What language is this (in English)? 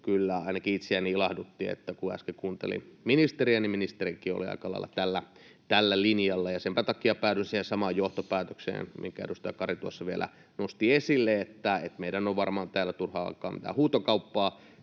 Finnish